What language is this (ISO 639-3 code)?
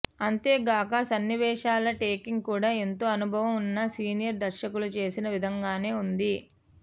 tel